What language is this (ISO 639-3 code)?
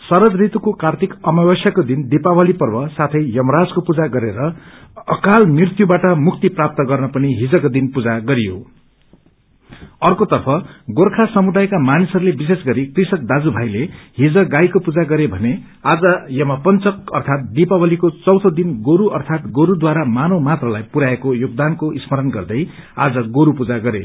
nep